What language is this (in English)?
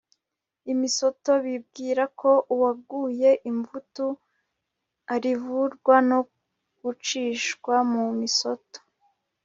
Kinyarwanda